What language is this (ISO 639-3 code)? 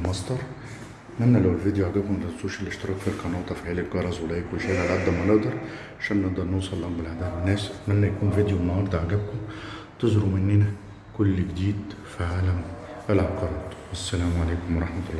ara